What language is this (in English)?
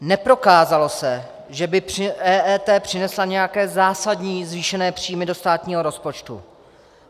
Czech